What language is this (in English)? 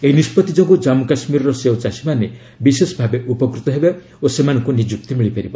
Odia